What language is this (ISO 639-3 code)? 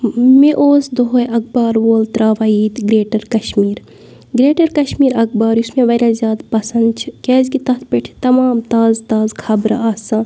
kas